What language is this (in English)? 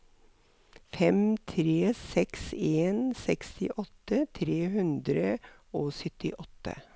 Norwegian